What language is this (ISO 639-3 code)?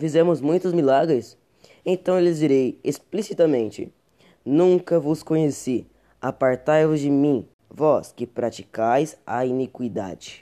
por